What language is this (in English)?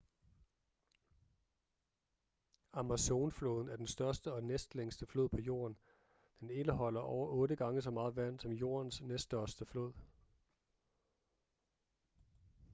Danish